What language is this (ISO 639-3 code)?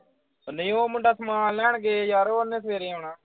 pan